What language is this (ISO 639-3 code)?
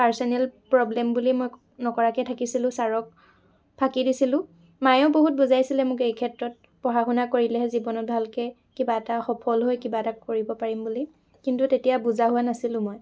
asm